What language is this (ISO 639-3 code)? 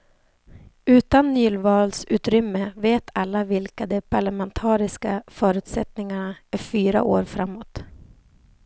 swe